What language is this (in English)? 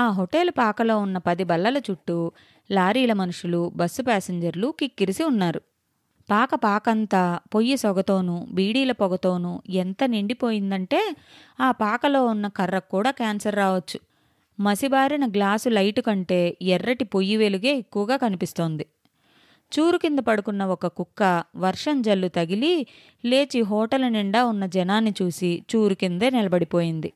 Telugu